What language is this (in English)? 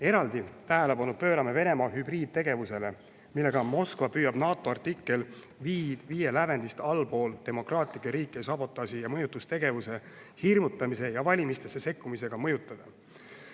Estonian